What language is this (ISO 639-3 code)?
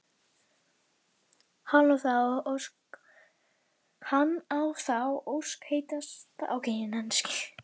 isl